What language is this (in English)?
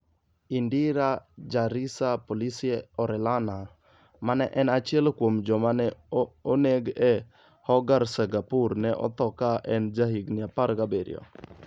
Luo (Kenya and Tanzania)